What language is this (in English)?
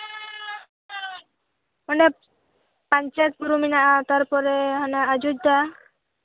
Santali